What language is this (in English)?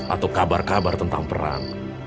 Indonesian